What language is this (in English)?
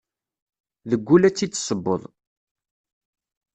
Kabyle